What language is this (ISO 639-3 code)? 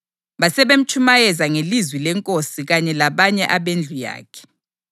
nde